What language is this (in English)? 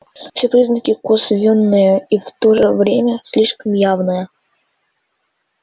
Russian